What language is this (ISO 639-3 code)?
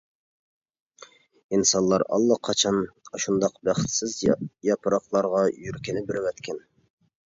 uig